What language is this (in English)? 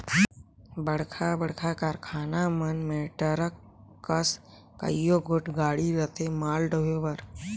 Chhattisgarhi